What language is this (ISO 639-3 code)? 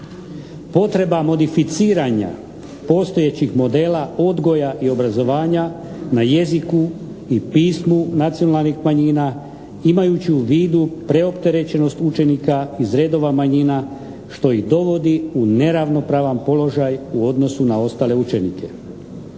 hrv